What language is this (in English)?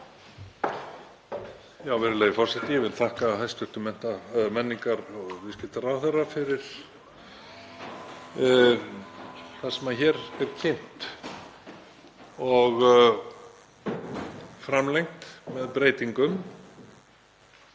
Icelandic